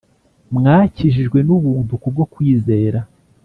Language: Kinyarwanda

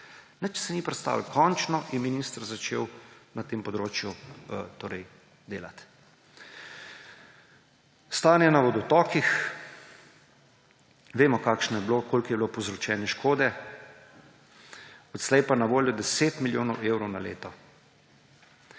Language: Slovenian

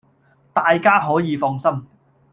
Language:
Cantonese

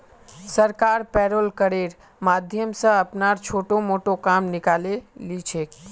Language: Magahi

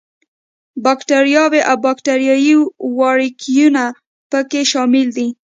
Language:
Pashto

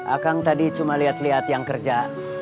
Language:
Indonesian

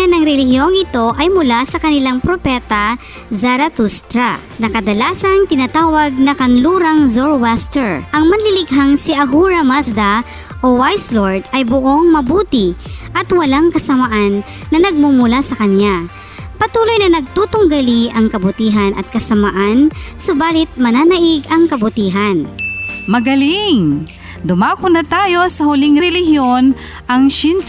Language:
Filipino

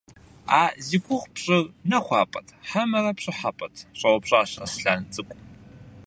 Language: Kabardian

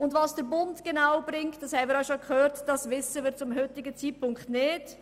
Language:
Swiss German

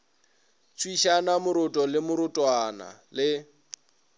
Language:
Northern Sotho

